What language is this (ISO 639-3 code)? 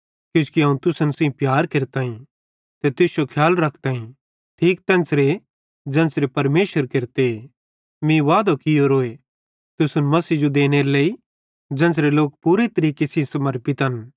bhd